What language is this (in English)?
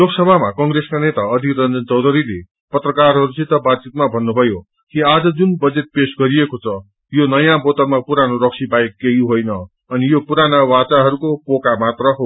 Nepali